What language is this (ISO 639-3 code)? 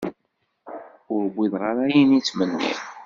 kab